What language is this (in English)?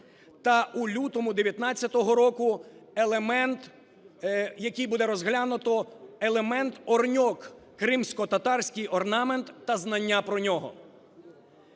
Ukrainian